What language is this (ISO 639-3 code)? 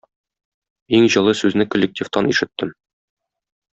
tat